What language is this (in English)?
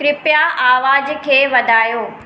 Sindhi